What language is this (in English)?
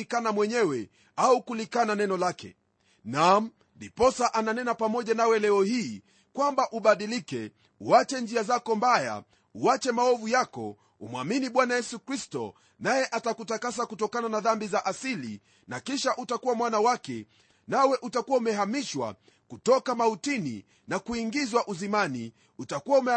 Swahili